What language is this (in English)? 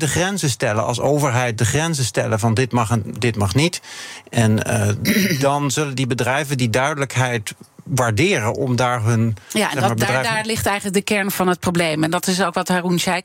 Dutch